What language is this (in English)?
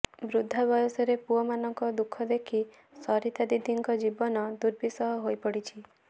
Odia